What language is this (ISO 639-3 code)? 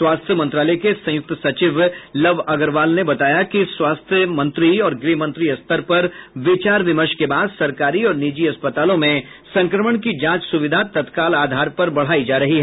hin